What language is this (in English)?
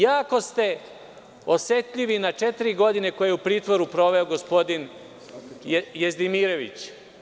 Serbian